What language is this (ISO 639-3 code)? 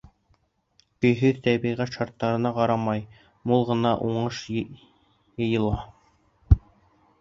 bak